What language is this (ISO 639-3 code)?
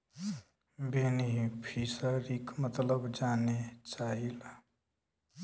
bho